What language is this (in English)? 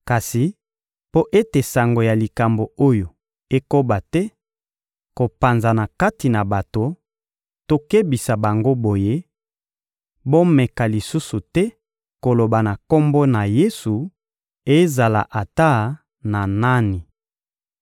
Lingala